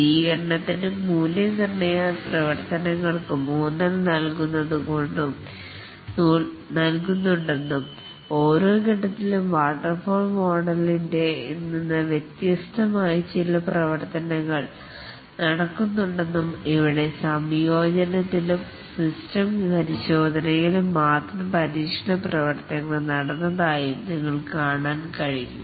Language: Malayalam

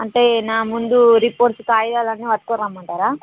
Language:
Telugu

